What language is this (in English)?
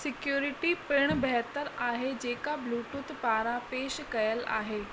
Sindhi